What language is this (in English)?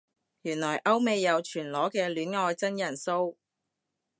Cantonese